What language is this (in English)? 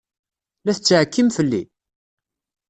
Kabyle